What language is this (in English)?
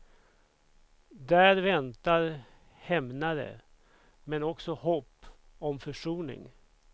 Swedish